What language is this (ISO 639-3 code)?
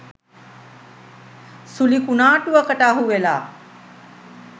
sin